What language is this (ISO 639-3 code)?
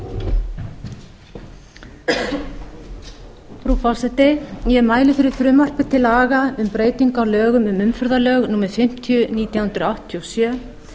isl